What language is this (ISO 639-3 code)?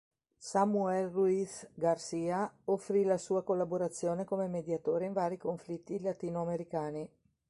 ita